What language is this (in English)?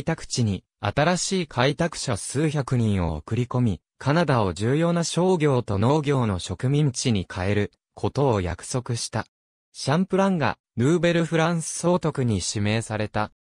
Japanese